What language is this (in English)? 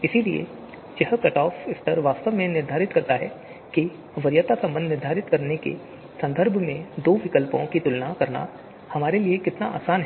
Hindi